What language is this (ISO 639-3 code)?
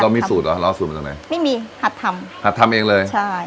tha